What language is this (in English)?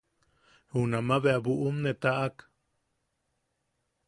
Yaqui